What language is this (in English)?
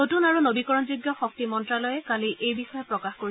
Assamese